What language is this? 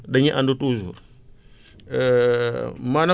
Wolof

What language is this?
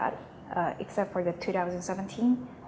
Indonesian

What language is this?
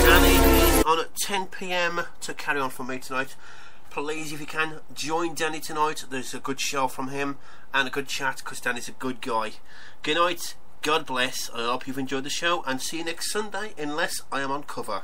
English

